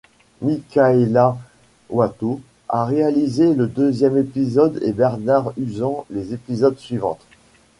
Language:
French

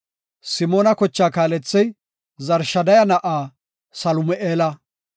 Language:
Gofa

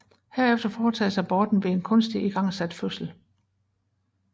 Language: Danish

